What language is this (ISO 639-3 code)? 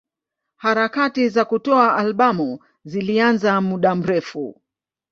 swa